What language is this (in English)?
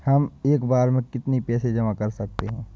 Hindi